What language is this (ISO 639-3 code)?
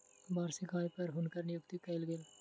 mai